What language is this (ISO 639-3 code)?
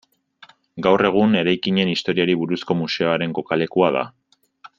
eus